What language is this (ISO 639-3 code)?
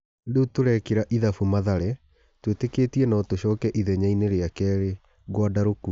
kik